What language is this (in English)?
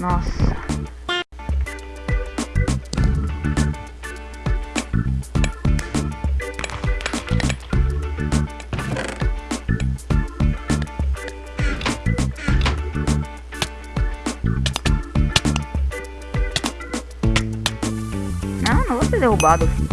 Portuguese